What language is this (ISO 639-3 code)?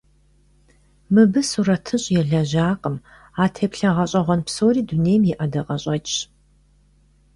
kbd